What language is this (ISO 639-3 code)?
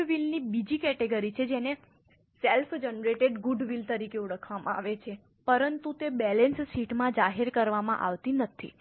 guj